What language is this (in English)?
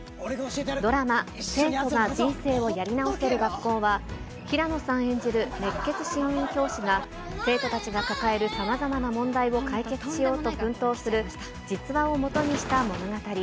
Japanese